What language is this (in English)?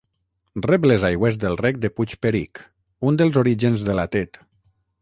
Catalan